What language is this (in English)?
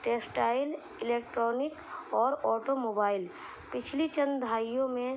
Urdu